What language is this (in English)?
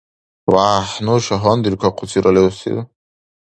Dargwa